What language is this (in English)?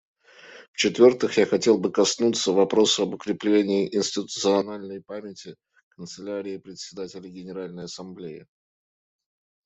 Russian